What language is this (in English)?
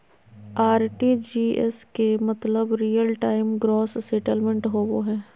Magahi